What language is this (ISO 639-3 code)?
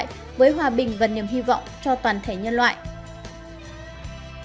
vie